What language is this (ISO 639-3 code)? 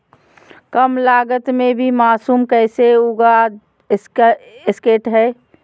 mag